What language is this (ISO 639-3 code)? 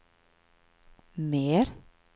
swe